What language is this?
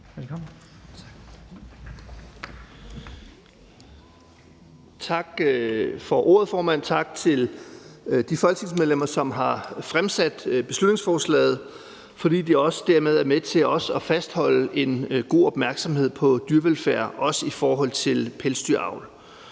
Danish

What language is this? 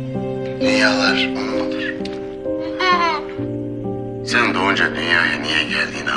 Turkish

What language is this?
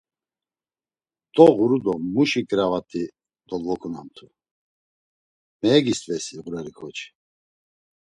Laz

